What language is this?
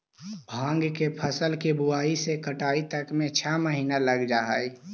Magahi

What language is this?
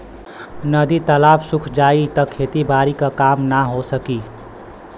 Bhojpuri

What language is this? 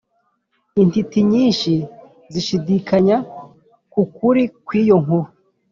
Kinyarwanda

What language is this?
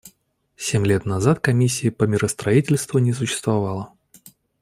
Russian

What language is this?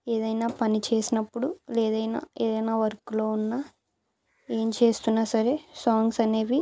Telugu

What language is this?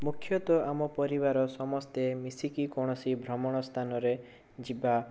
Odia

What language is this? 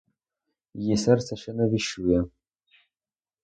Ukrainian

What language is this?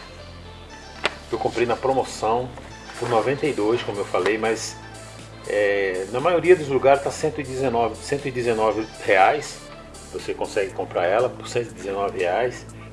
Portuguese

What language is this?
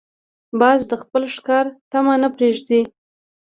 Pashto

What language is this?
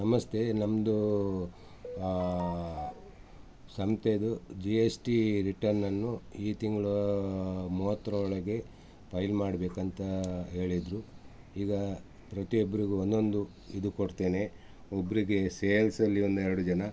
Kannada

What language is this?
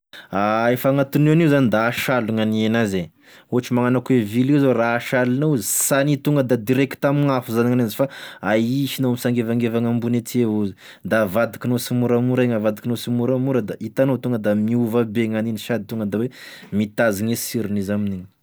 Tesaka Malagasy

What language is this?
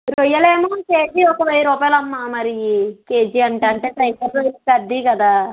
Telugu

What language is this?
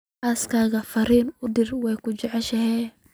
Somali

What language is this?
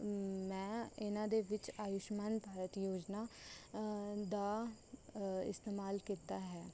Punjabi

